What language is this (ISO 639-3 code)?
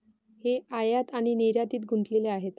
mar